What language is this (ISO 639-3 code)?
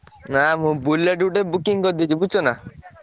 ori